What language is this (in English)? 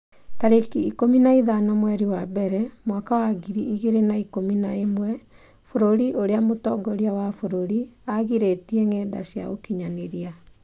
Kikuyu